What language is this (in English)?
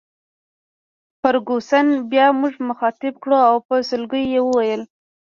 Pashto